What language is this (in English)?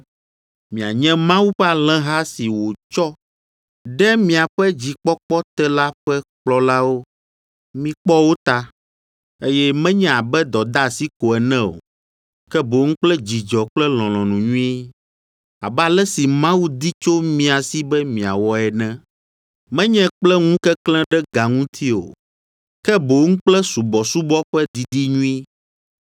Ewe